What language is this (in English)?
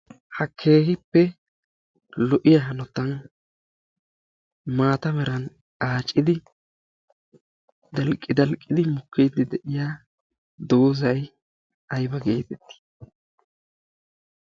Wolaytta